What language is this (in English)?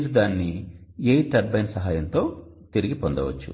Telugu